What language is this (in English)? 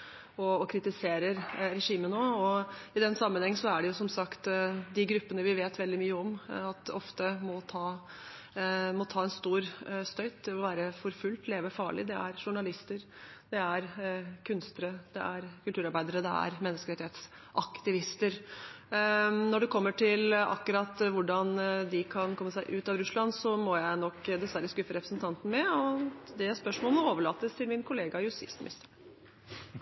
Norwegian Bokmål